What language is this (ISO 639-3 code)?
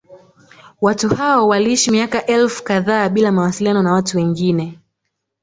swa